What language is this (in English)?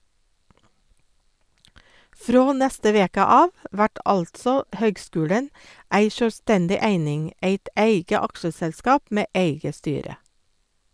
Norwegian